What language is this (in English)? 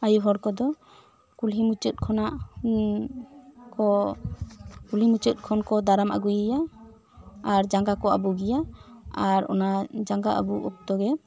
Santali